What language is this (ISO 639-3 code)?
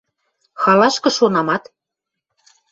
mrj